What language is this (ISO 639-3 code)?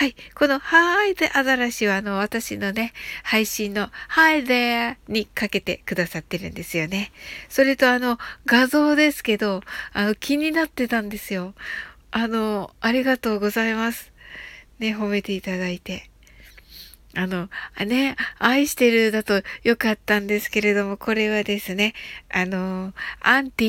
jpn